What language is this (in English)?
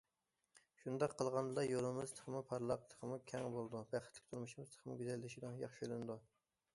Uyghur